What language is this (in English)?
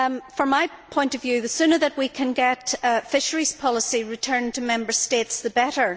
English